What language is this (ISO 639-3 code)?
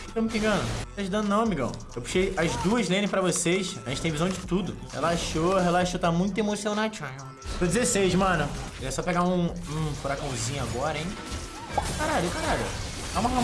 por